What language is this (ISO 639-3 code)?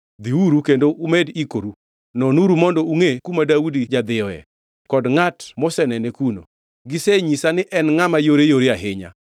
luo